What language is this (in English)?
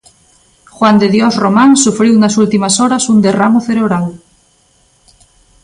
Galician